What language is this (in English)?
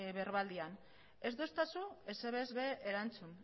Basque